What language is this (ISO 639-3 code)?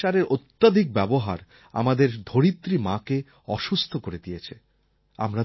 ben